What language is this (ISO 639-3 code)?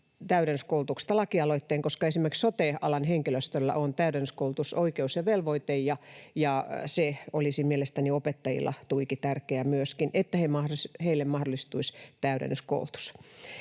fin